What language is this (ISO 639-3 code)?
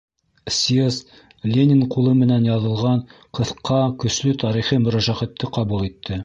bak